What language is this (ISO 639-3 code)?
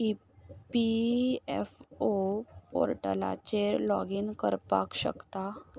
kok